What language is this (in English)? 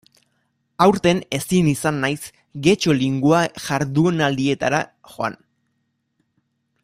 Basque